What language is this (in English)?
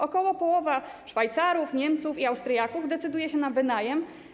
Polish